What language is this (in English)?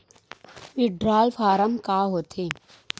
Chhattisgarhi